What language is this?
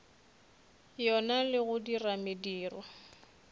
Northern Sotho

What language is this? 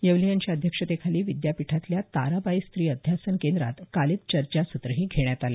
Marathi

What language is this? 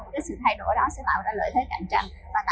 Vietnamese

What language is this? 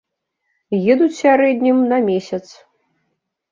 Belarusian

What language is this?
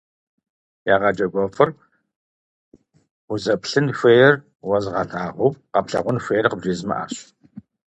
Kabardian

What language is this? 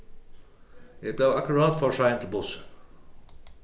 Faroese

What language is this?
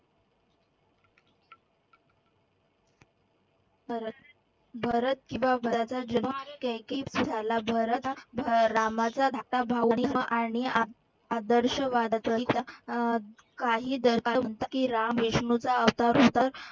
Marathi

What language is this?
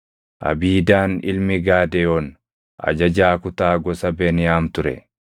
Oromo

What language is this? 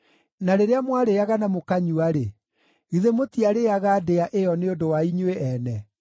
Kikuyu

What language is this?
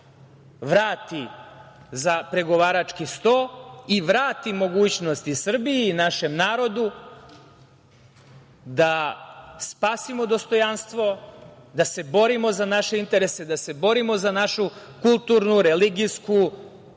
Serbian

